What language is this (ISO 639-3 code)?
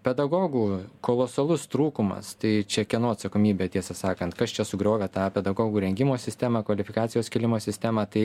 lit